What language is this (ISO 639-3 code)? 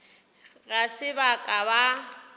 nso